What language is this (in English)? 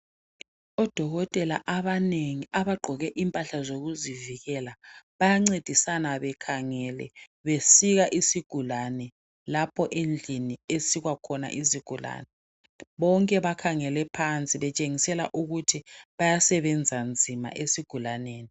North Ndebele